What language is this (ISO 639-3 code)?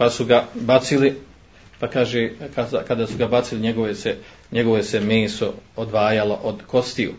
hrv